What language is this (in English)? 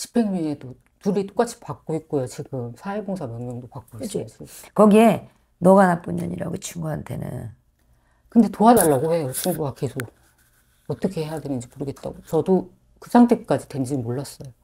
Korean